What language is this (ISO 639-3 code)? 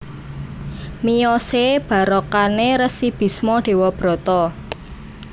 jav